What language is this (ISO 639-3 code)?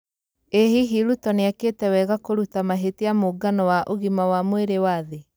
kik